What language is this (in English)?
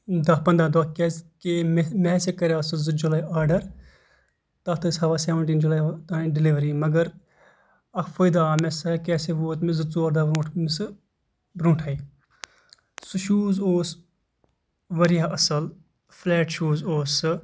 Kashmiri